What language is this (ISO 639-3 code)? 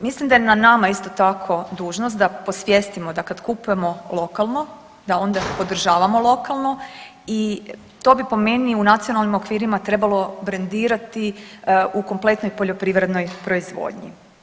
hrv